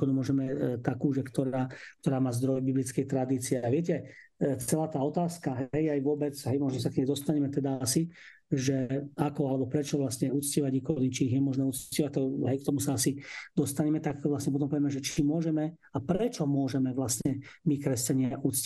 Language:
Slovak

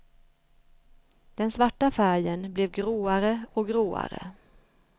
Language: Swedish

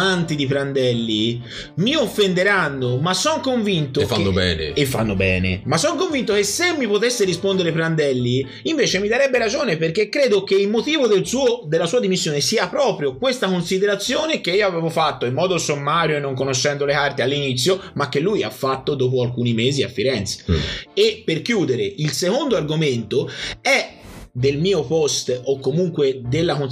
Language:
Italian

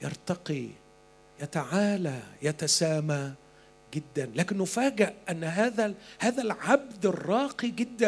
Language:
Arabic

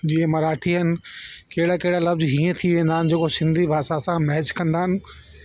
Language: Sindhi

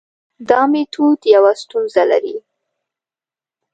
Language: Pashto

